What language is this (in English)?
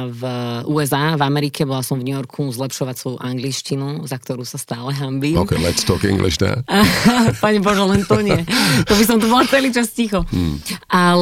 Slovak